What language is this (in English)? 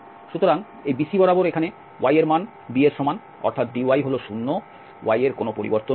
Bangla